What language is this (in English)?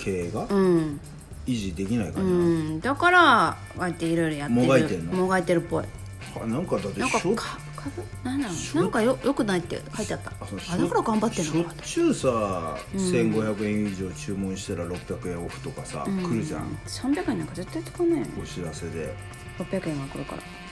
Japanese